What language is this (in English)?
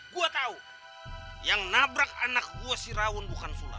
Indonesian